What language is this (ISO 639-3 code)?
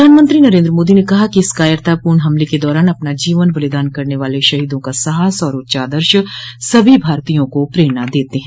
hin